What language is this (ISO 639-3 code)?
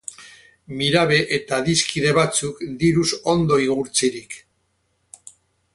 eus